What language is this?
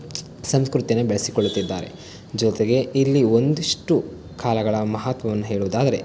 Kannada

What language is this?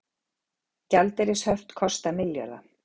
Icelandic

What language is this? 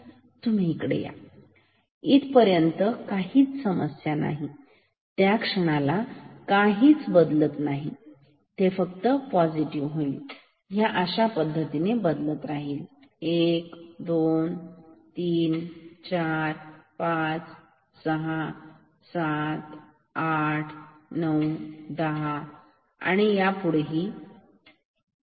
Marathi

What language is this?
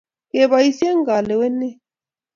Kalenjin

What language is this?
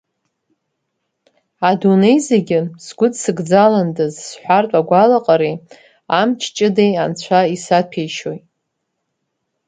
Abkhazian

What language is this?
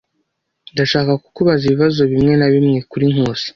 Kinyarwanda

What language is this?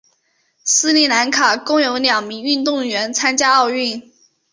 Chinese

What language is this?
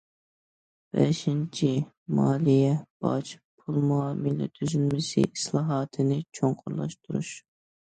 Uyghur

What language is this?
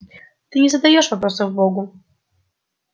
Russian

